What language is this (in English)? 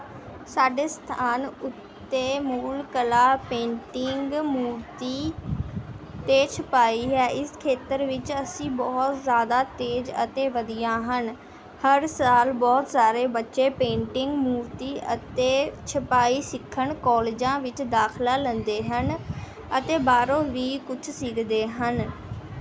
Punjabi